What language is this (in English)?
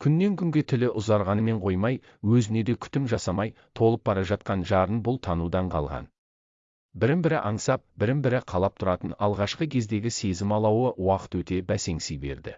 Turkish